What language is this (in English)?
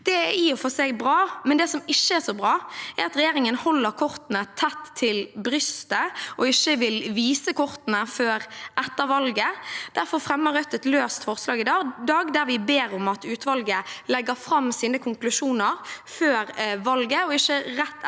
Norwegian